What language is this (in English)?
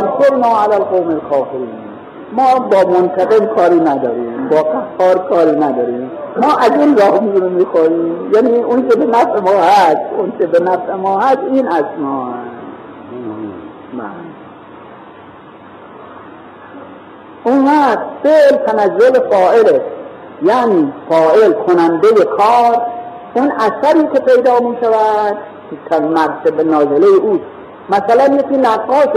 Persian